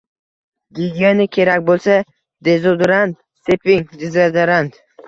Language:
Uzbek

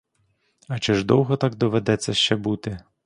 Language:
Ukrainian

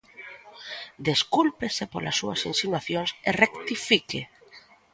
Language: Galician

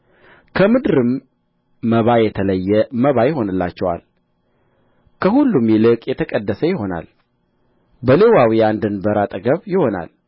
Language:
Amharic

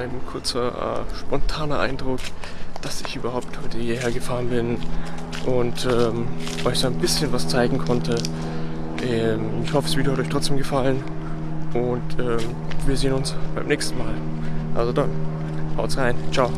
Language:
German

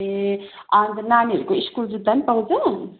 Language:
Nepali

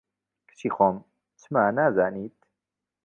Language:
Central Kurdish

